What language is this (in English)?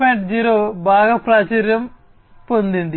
Telugu